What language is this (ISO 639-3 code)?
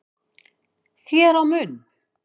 isl